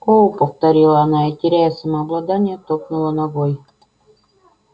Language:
Russian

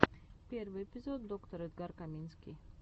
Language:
Russian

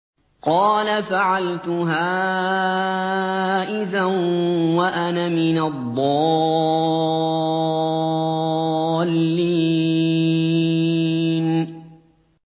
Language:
Arabic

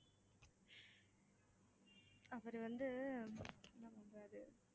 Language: Tamil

